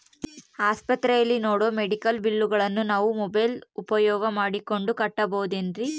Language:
Kannada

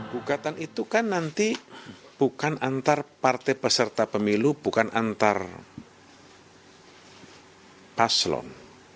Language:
Indonesian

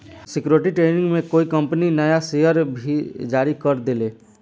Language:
Bhojpuri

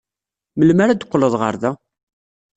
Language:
Kabyle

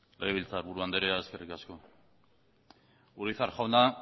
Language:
Basque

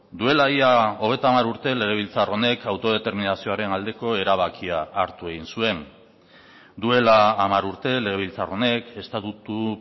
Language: Basque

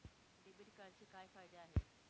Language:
Marathi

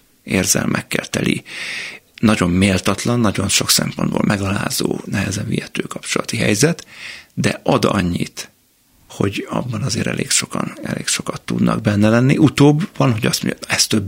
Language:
Hungarian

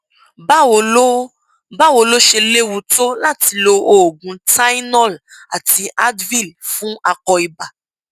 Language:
Yoruba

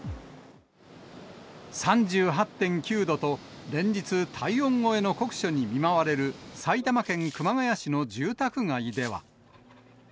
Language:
Japanese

